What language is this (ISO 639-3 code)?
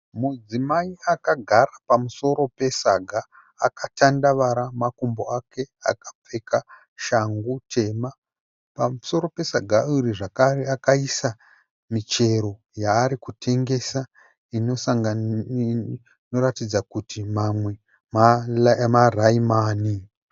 sna